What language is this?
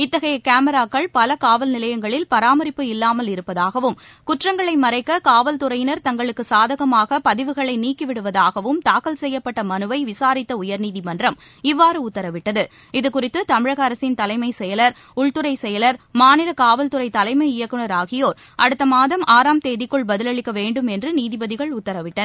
Tamil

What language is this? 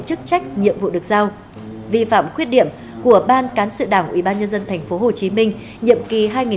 Vietnamese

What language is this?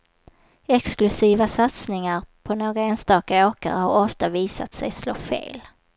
Swedish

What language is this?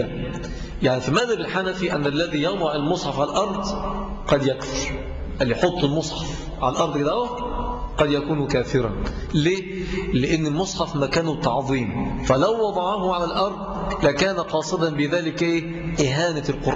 Arabic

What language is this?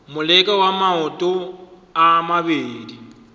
Northern Sotho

